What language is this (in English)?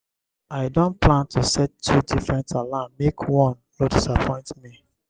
Nigerian Pidgin